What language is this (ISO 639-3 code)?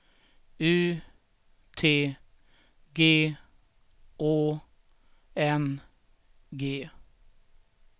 swe